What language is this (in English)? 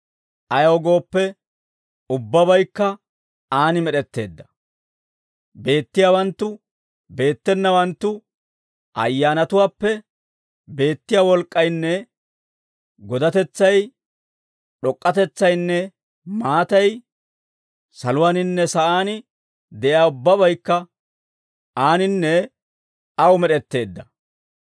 Dawro